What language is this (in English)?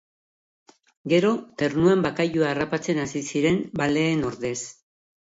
Basque